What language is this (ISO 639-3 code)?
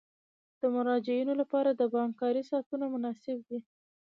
pus